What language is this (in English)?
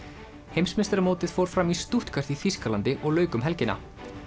Icelandic